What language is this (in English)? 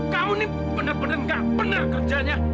Indonesian